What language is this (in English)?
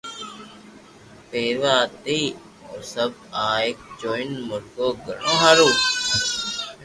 Loarki